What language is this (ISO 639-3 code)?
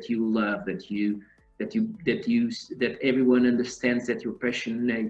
eng